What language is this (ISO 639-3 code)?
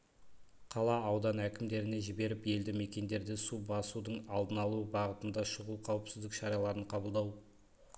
kaz